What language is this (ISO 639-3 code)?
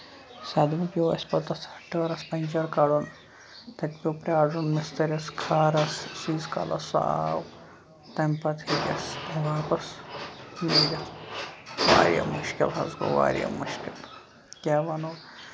kas